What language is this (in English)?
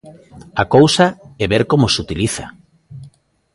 Galician